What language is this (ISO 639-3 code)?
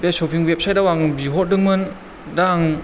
brx